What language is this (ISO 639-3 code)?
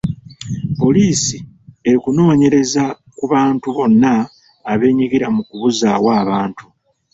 lug